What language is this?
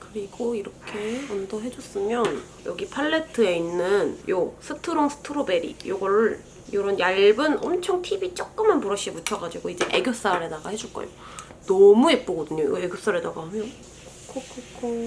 Korean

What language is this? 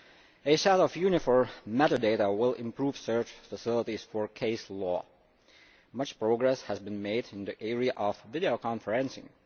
English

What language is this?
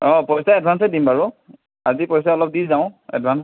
Assamese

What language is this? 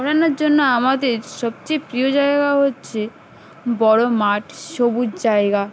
Bangla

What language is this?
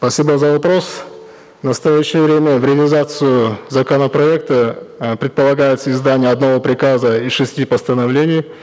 Kazakh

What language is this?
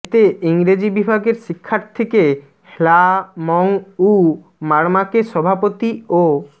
Bangla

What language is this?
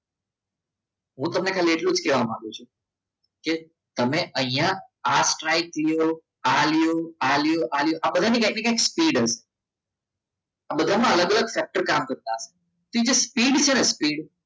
Gujarati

